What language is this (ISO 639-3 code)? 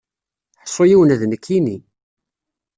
kab